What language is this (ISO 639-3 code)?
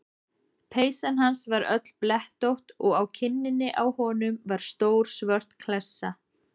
isl